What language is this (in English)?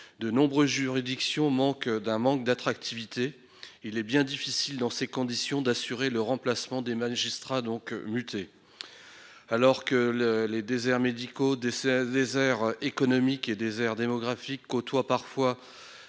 French